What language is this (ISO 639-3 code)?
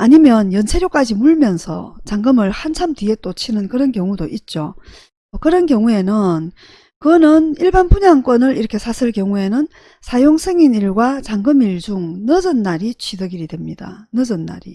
kor